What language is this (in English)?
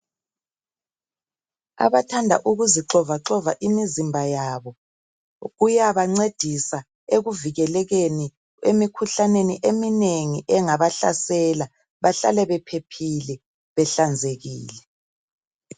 North Ndebele